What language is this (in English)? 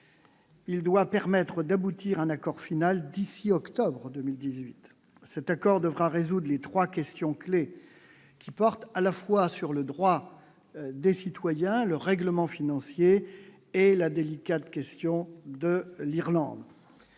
French